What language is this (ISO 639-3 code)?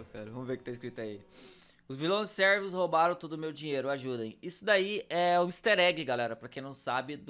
por